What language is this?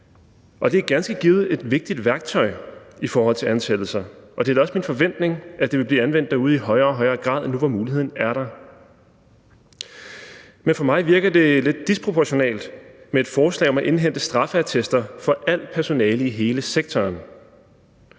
Danish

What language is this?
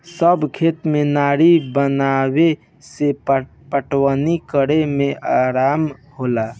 Bhojpuri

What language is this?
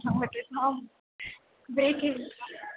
Sanskrit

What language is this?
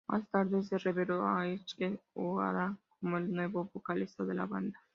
Spanish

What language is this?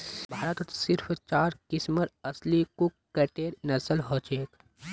Magahi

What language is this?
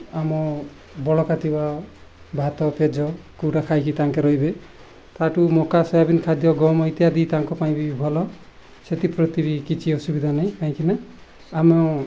Odia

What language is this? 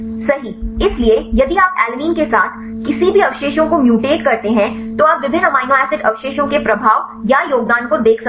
Hindi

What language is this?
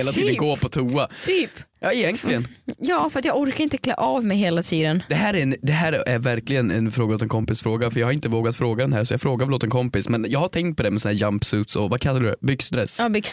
Swedish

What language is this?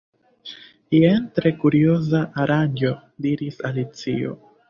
Esperanto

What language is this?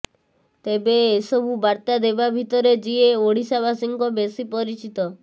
Odia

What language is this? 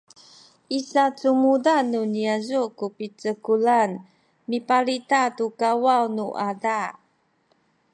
Sakizaya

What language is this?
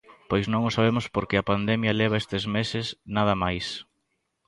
Galician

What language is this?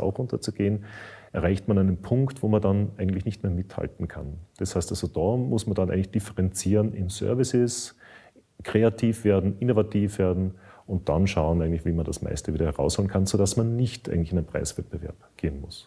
German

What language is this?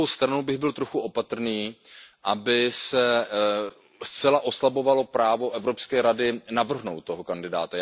Czech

